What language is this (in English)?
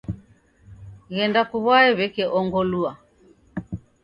Taita